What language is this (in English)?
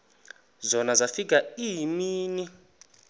Xhosa